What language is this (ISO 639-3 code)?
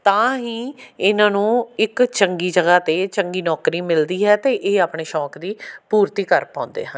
pan